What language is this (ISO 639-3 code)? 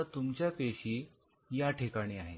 mar